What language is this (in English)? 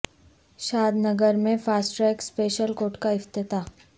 Urdu